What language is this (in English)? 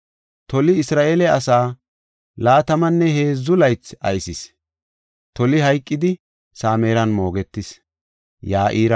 Gofa